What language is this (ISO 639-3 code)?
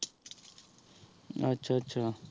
pan